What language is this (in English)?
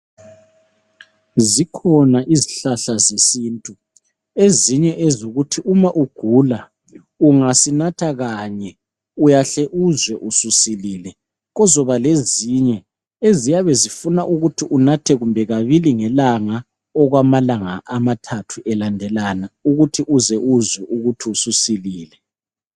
North Ndebele